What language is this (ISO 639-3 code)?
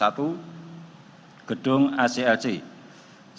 ind